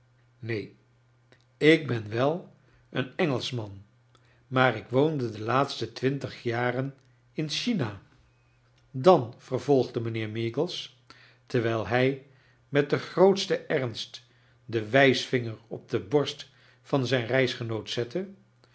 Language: Dutch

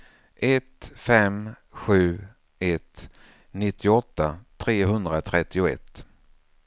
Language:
Swedish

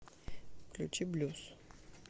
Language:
Russian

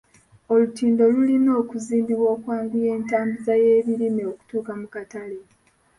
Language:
Ganda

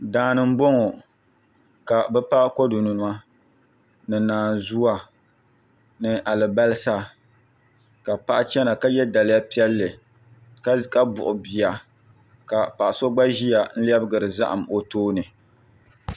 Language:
Dagbani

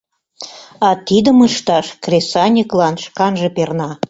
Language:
Mari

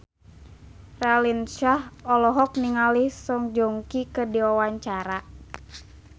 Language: Sundanese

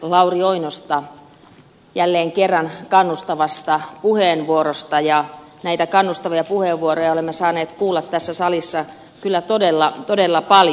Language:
Finnish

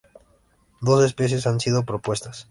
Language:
Spanish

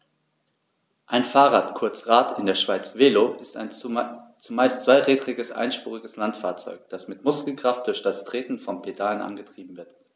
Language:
German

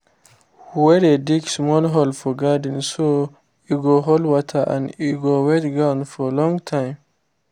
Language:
Nigerian Pidgin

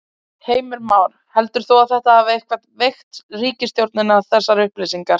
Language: Icelandic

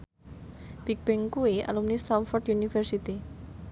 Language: Javanese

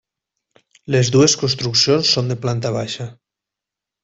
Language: Catalan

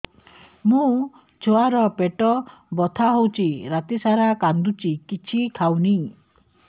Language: Odia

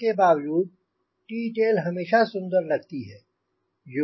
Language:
Hindi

